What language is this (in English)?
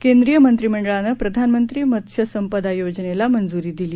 Marathi